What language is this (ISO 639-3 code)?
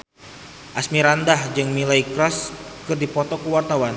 sun